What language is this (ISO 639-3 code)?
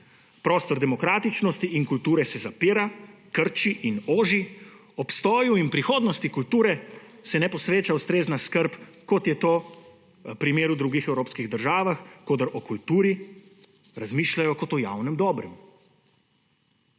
slv